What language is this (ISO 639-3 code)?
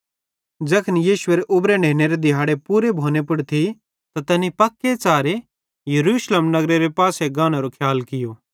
bhd